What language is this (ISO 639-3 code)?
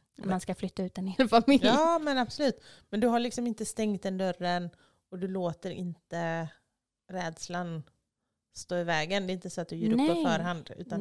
swe